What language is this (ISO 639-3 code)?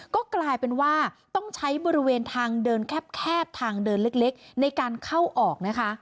tha